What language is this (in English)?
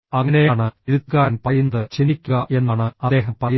Malayalam